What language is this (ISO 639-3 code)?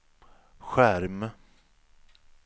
swe